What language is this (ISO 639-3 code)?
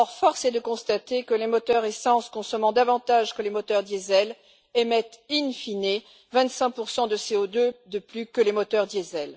fra